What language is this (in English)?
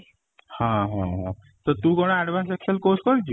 Odia